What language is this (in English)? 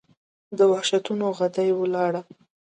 Pashto